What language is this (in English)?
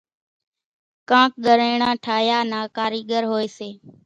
Kachi Koli